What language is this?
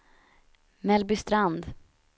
Swedish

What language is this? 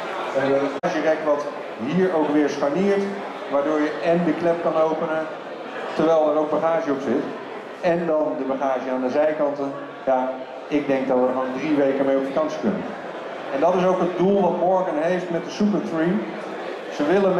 Dutch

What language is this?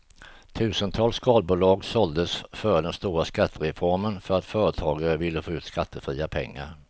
Swedish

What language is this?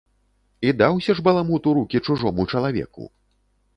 Belarusian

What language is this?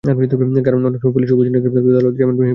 Bangla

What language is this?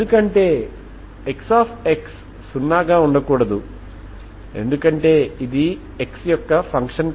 Telugu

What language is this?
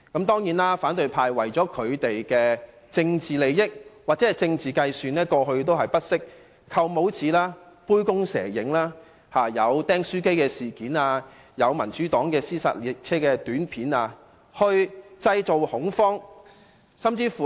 Cantonese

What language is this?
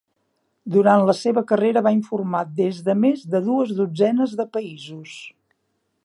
Catalan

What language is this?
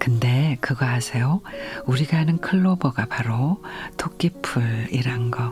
Korean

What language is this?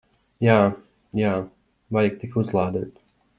Latvian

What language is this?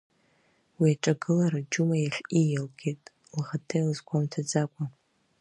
Abkhazian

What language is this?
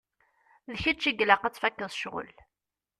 Kabyle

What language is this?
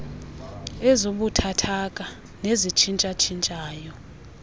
Xhosa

